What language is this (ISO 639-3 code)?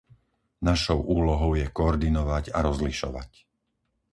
slk